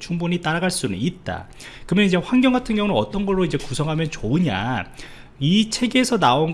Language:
Korean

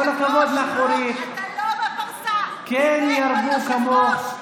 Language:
Hebrew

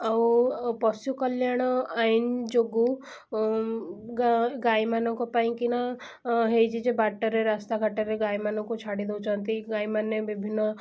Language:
Odia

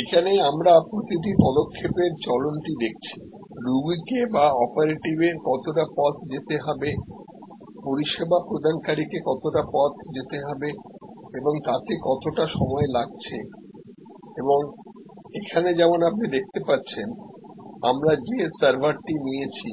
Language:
Bangla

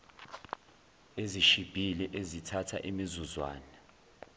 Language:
Zulu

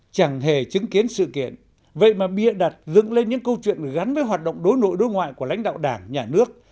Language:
Vietnamese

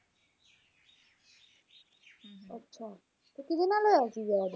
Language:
Punjabi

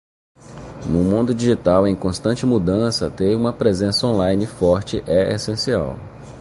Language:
Portuguese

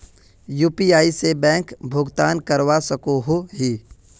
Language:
Magahi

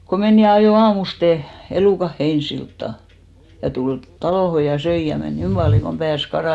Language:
Finnish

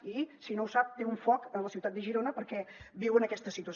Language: Catalan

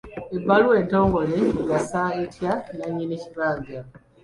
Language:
Ganda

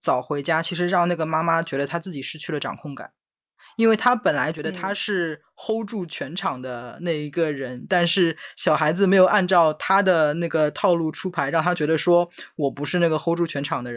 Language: Chinese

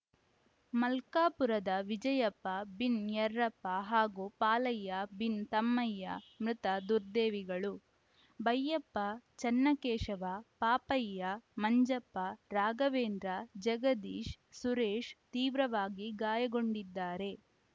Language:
Kannada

